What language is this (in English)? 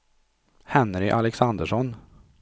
Swedish